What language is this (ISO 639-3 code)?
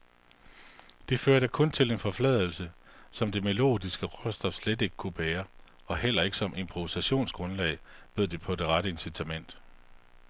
dan